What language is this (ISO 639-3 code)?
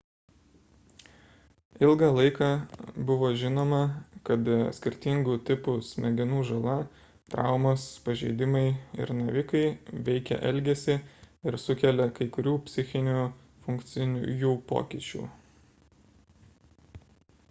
lit